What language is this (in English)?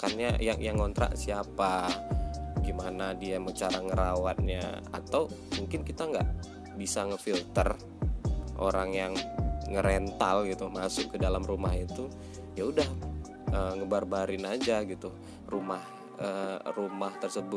Indonesian